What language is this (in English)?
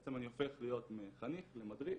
Hebrew